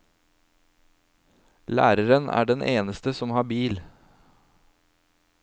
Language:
Norwegian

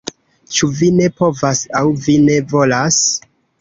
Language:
Esperanto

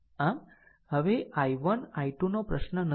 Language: Gujarati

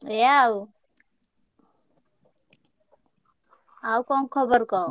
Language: Odia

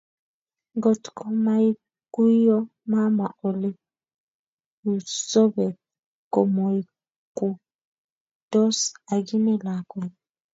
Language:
Kalenjin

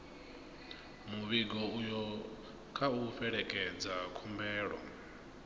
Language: Venda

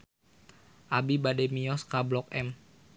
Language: Sundanese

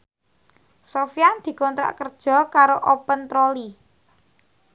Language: Javanese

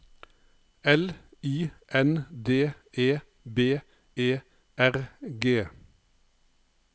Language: Norwegian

